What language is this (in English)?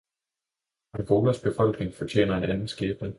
Danish